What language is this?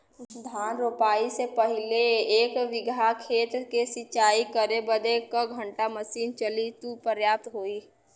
Bhojpuri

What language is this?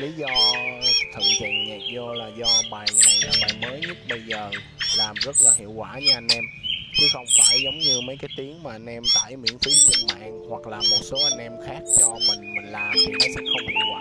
Vietnamese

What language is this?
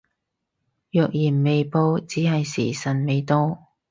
Cantonese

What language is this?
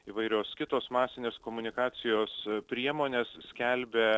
Lithuanian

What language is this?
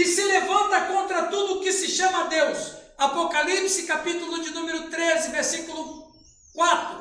Portuguese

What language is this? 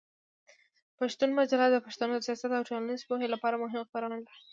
Pashto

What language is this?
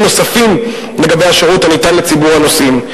Hebrew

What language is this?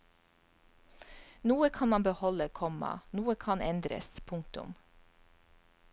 Norwegian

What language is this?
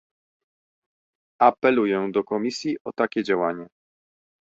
Polish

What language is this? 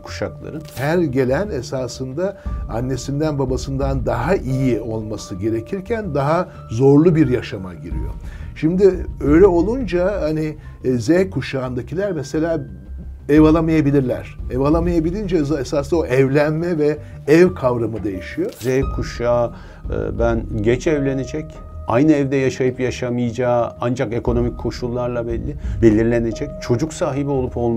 Turkish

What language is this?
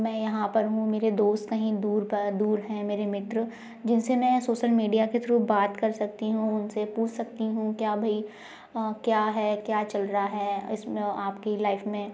Hindi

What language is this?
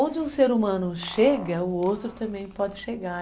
Portuguese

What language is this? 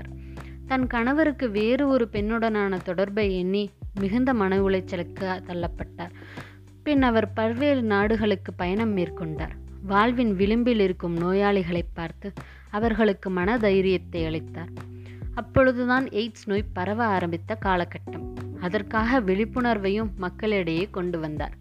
Tamil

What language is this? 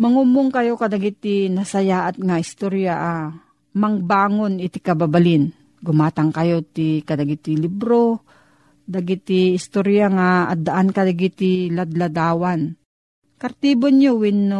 Filipino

